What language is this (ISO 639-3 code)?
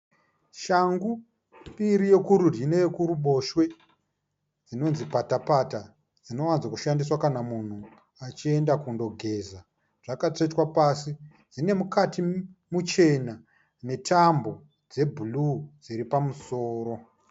sna